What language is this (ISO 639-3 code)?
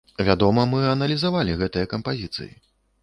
bel